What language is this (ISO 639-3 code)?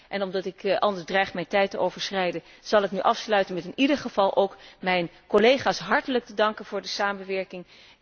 nld